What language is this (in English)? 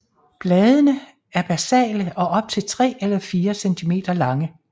Danish